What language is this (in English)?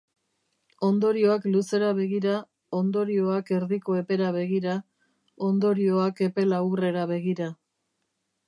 Basque